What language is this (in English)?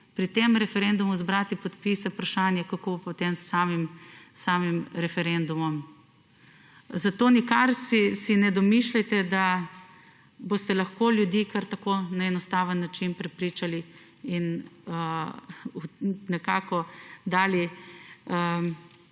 Slovenian